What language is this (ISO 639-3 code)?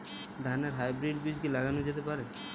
ben